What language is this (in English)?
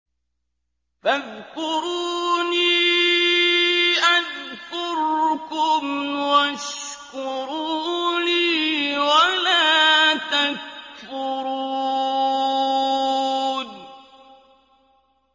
Arabic